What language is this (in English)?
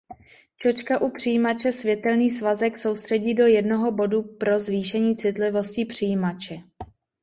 Czech